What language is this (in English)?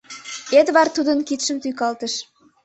Mari